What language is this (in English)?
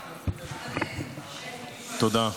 Hebrew